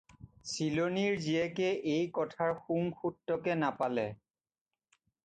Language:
Assamese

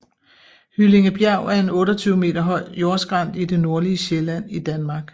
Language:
Danish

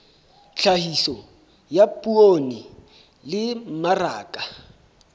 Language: Southern Sotho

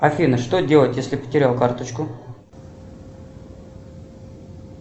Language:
Russian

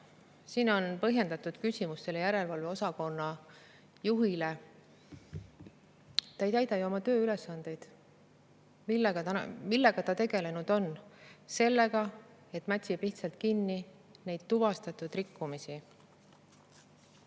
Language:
Estonian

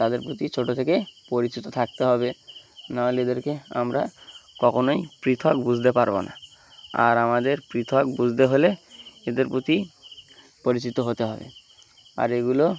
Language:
Bangla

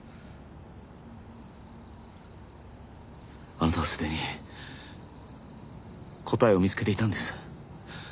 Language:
Japanese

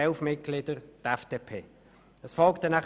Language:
Swiss German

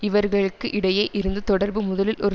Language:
Tamil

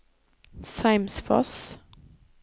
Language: Norwegian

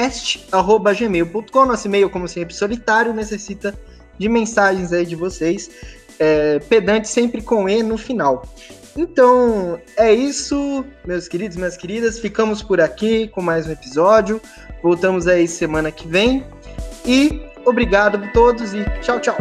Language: Portuguese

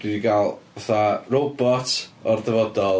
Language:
Welsh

